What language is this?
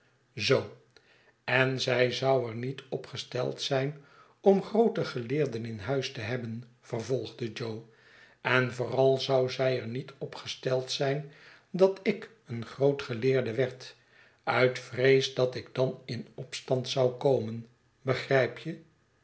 Dutch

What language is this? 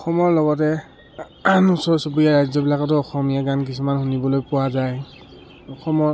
Assamese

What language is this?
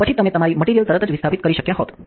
Gujarati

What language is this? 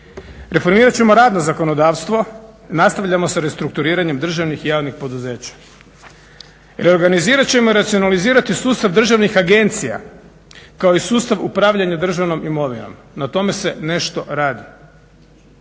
Croatian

